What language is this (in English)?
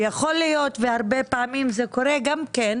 Hebrew